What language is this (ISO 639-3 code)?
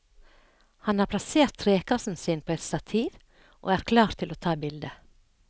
nor